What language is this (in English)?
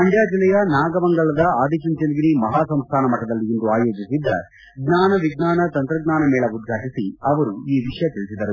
Kannada